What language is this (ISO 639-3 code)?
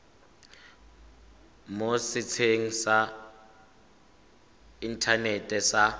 tsn